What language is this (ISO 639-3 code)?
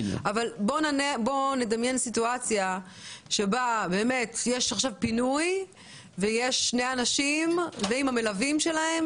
heb